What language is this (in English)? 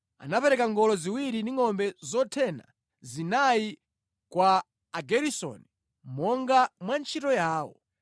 Nyanja